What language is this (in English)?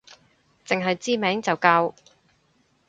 Cantonese